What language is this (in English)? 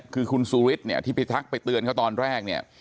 Thai